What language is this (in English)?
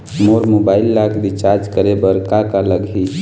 Chhattisgarhi